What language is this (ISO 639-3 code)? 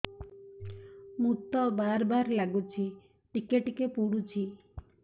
ori